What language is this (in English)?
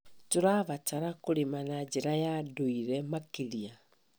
Kikuyu